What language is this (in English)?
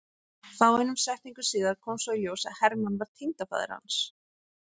Icelandic